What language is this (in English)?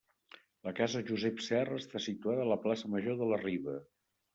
Catalan